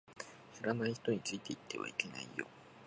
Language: Japanese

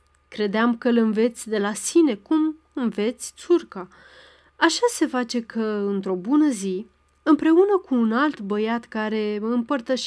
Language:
Romanian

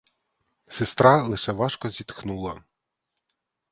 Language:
Ukrainian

